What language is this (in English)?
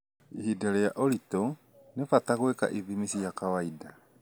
Kikuyu